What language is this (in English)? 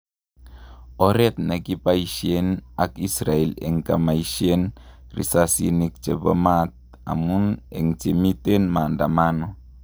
Kalenjin